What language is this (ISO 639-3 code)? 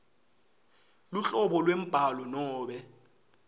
ssw